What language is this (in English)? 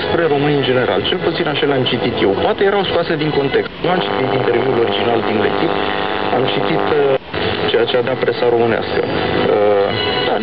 Romanian